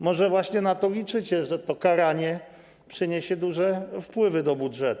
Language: Polish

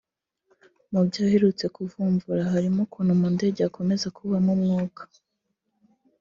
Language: Kinyarwanda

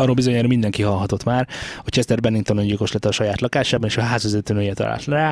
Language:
Hungarian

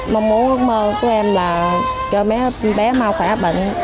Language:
Vietnamese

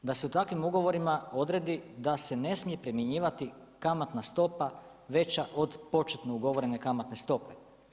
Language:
Croatian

